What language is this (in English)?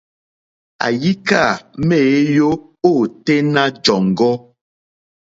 Mokpwe